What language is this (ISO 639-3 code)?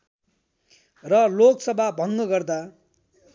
nep